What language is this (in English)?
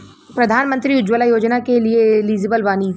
Bhojpuri